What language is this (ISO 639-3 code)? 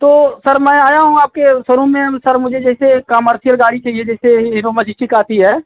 hin